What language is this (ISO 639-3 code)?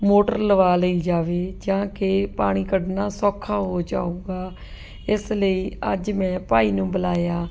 pan